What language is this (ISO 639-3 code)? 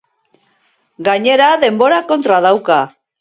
eus